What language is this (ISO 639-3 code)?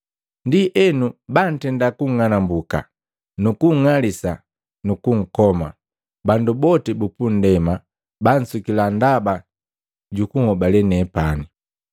mgv